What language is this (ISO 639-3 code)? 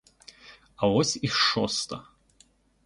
ukr